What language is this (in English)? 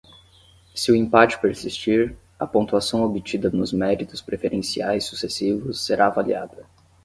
Portuguese